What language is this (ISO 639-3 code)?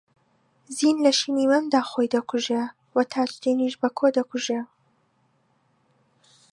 ckb